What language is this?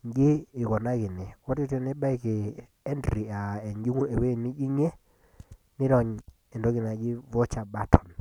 Masai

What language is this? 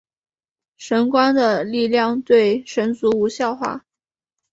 Chinese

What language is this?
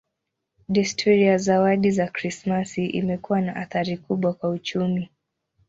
Swahili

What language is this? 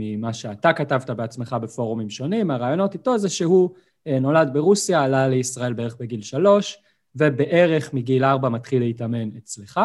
Hebrew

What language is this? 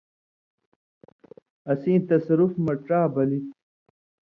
Indus Kohistani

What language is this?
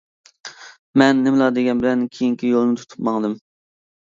Uyghur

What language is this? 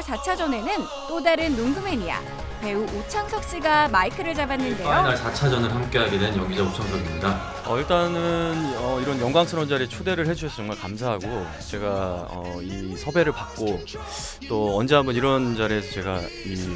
Korean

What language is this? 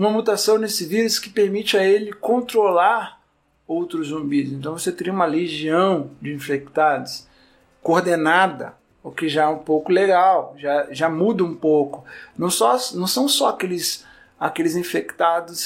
Portuguese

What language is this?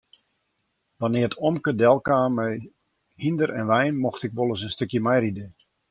Western Frisian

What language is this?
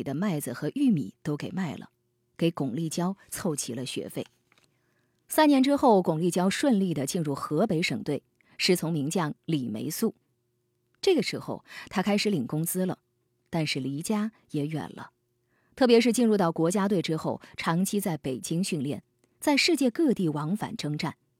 Chinese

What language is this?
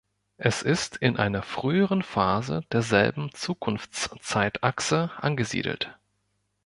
German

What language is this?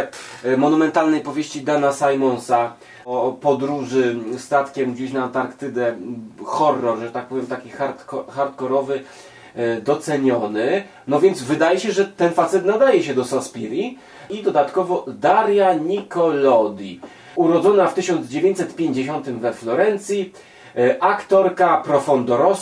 Polish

